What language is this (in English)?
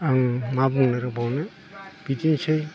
Bodo